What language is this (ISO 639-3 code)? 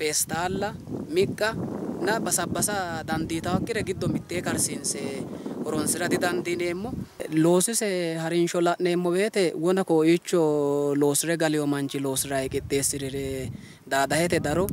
ara